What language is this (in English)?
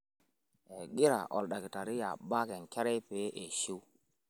Masai